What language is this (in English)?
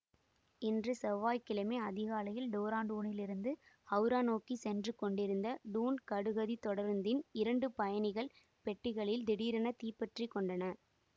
Tamil